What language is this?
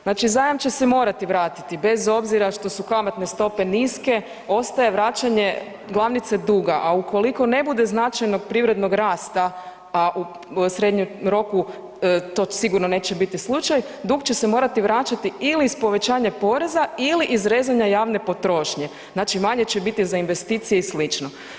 Croatian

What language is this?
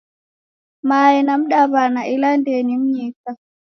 Taita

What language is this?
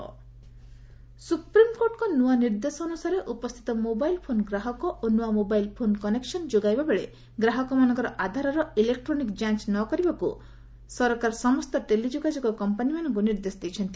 Odia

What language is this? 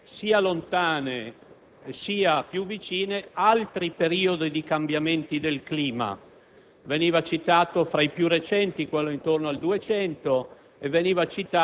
Italian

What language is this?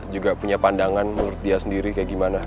Indonesian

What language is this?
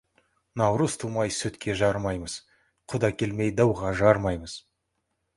Kazakh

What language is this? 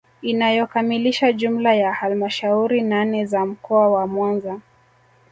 Swahili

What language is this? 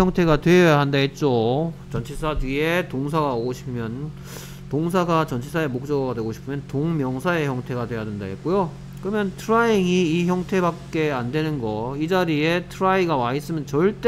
Korean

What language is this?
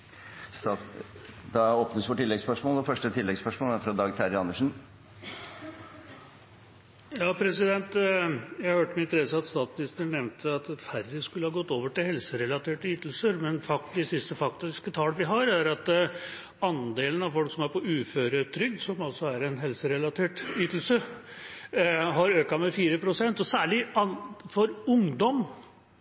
Norwegian Bokmål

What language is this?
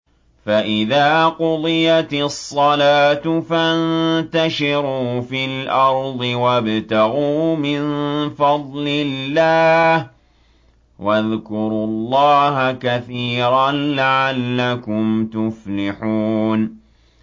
Arabic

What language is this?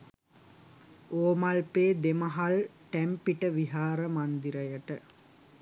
Sinhala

